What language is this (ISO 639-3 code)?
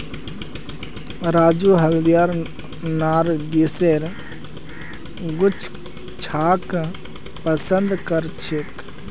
mag